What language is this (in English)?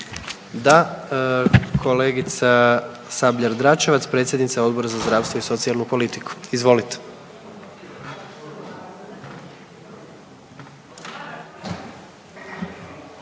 Croatian